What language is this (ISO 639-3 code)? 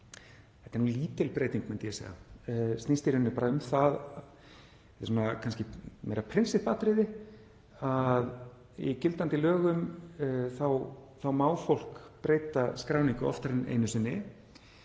isl